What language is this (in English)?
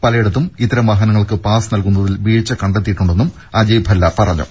Malayalam